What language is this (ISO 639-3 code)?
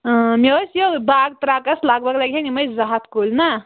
kas